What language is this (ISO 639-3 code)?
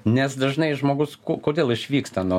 lit